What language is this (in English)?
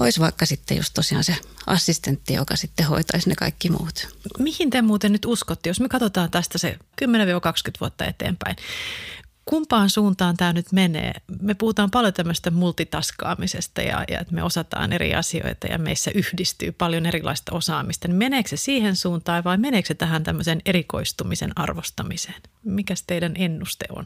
Finnish